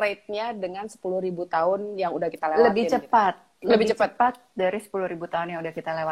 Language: Indonesian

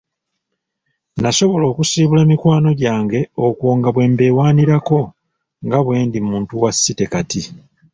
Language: Ganda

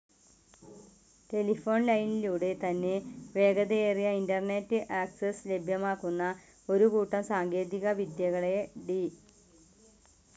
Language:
Malayalam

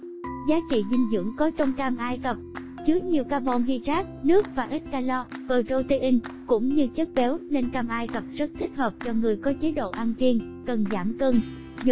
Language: Vietnamese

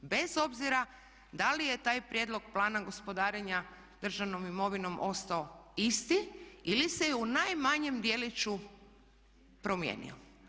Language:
Croatian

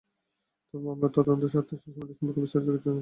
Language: Bangla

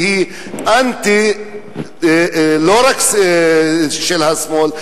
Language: Hebrew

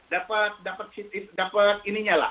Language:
Indonesian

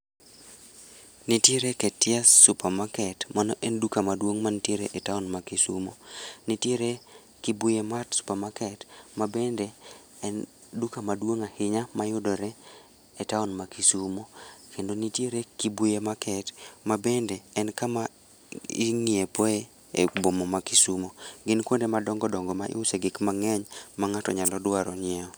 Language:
Luo (Kenya and Tanzania)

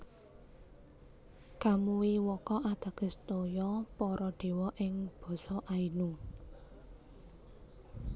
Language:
Javanese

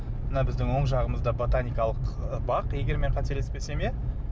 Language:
Kazakh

